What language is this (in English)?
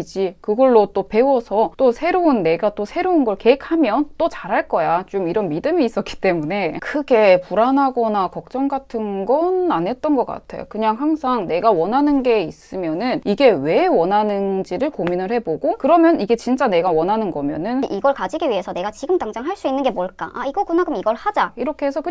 Korean